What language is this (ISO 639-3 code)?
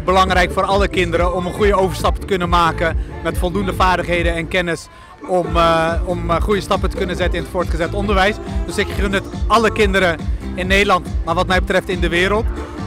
nld